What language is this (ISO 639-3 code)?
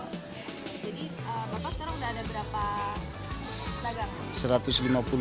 ind